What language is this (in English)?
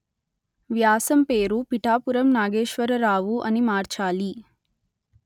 Telugu